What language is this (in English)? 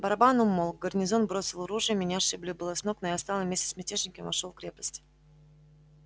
Russian